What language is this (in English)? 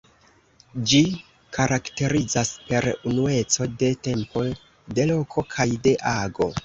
Esperanto